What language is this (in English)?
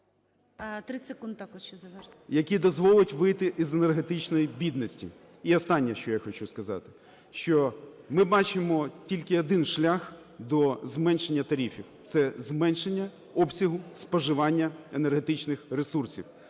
Ukrainian